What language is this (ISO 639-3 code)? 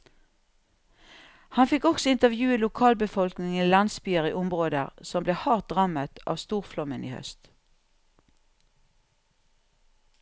nor